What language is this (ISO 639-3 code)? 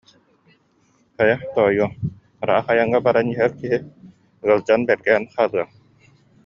sah